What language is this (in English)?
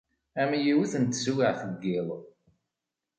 Kabyle